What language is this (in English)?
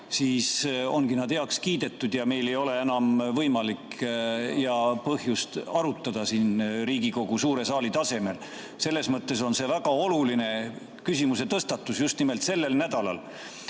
Estonian